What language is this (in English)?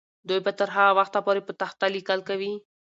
Pashto